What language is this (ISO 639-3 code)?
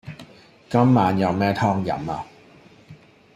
yue